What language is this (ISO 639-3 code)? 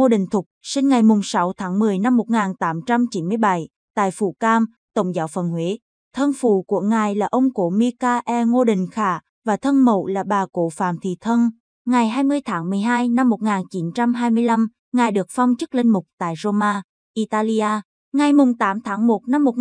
vie